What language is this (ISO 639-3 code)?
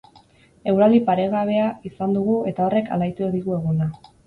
eus